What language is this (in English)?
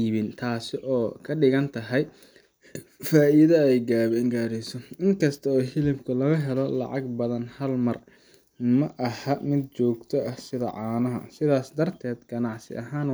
Somali